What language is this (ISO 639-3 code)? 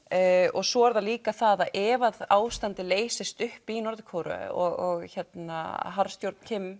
isl